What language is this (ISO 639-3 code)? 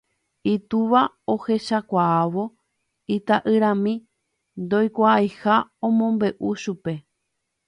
grn